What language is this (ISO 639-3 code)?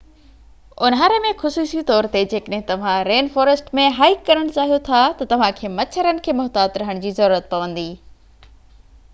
snd